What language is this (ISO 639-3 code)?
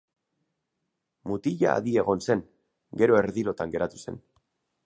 eus